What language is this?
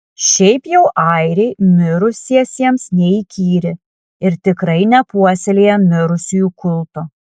Lithuanian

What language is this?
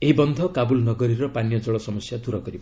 Odia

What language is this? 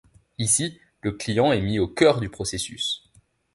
French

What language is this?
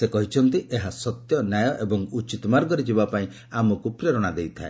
Odia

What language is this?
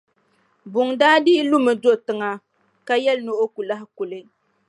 Dagbani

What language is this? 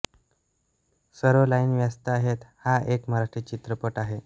Marathi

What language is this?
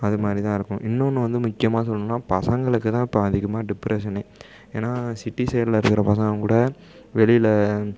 Tamil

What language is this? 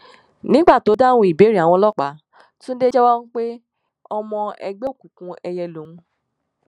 Yoruba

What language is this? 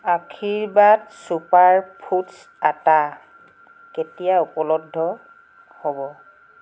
Assamese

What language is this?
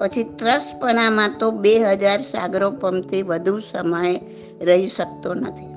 Gujarati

